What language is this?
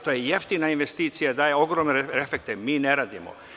Serbian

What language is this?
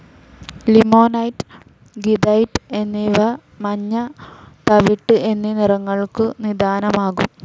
Malayalam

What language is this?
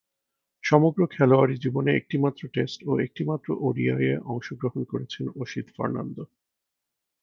Bangla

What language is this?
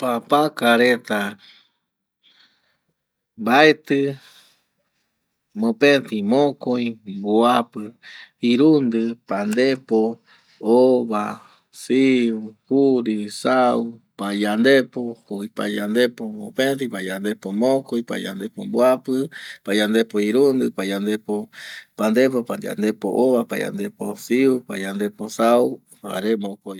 Eastern Bolivian Guaraní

